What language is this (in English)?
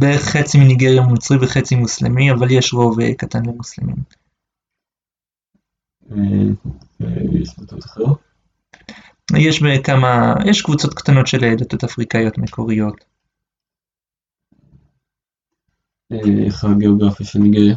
Hebrew